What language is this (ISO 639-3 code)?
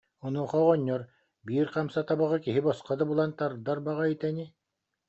sah